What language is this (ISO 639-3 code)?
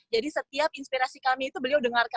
ind